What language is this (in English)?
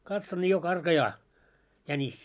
Finnish